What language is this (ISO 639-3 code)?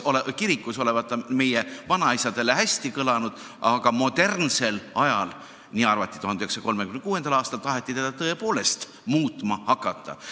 est